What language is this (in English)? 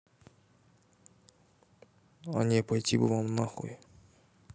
Russian